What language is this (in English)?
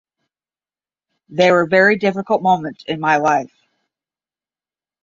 English